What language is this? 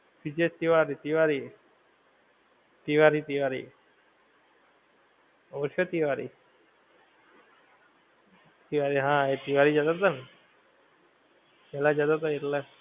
Gujarati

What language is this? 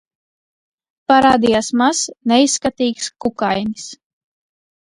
Latvian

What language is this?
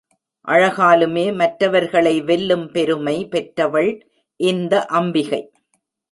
Tamil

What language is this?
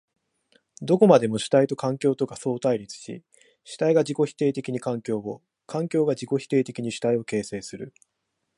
Japanese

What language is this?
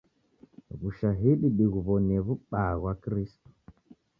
Taita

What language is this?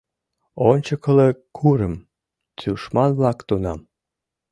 Mari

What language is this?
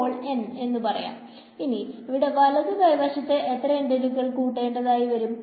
Malayalam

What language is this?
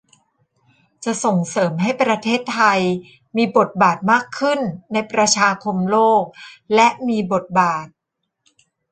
Thai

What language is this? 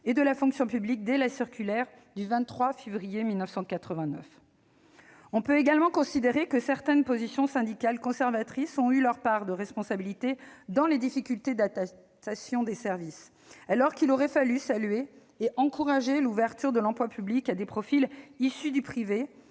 French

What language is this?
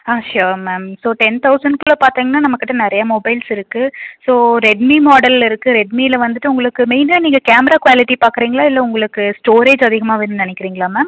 Tamil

